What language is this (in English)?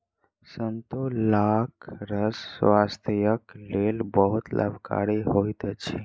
Maithili